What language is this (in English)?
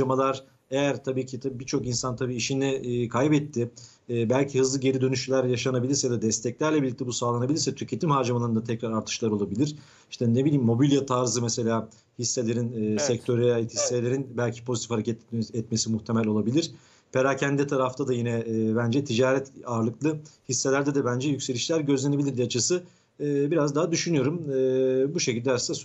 Turkish